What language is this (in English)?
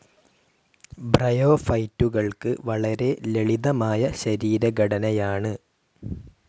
Malayalam